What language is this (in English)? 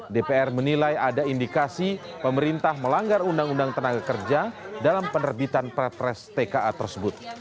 Indonesian